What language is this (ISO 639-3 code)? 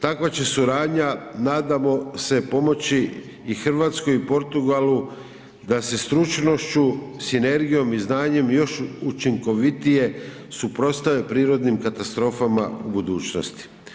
hrv